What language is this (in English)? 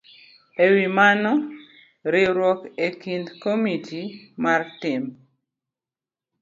Luo (Kenya and Tanzania)